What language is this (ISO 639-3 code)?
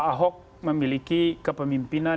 ind